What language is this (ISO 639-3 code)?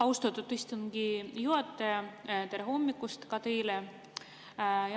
est